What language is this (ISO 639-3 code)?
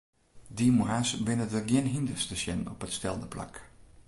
fry